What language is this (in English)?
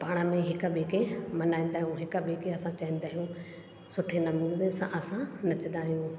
Sindhi